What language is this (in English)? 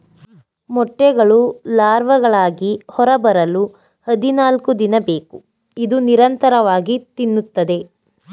Kannada